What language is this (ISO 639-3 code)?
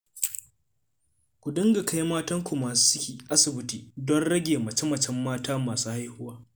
hau